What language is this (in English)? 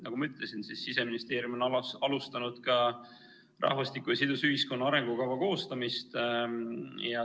Estonian